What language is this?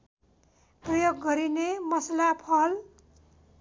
Nepali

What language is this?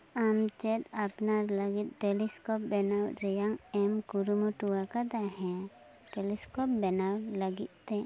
Santali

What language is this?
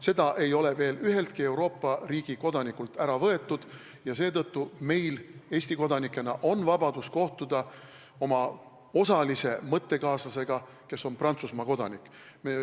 Estonian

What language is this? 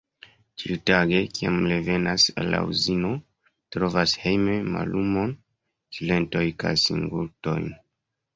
Esperanto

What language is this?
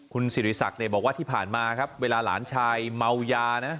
Thai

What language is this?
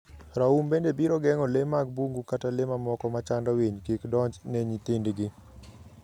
Luo (Kenya and Tanzania)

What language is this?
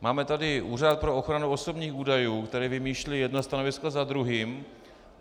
Czech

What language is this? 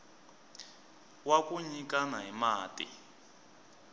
Tsonga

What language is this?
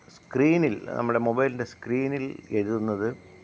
Malayalam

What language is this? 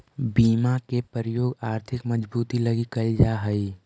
Magahi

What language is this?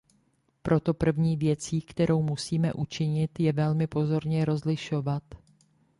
Czech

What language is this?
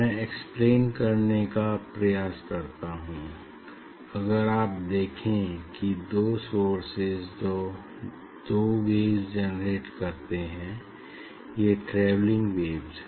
Hindi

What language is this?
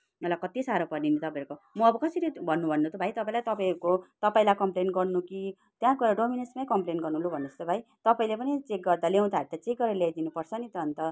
Nepali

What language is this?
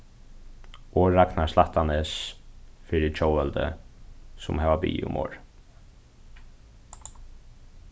Faroese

